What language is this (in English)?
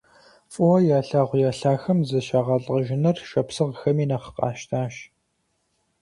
Kabardian